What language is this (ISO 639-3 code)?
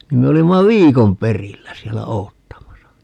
fin